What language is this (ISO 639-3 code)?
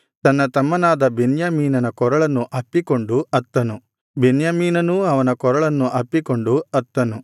kan